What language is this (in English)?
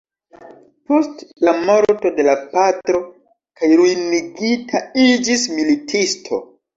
Esperanto